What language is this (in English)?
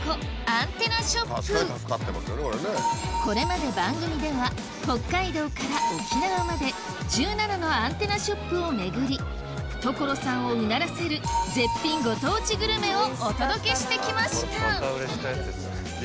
Japanese